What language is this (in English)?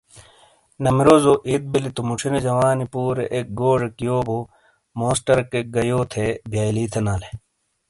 Shina